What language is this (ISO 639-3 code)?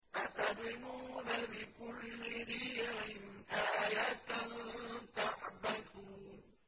ara